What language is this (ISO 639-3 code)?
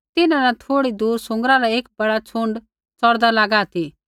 kfx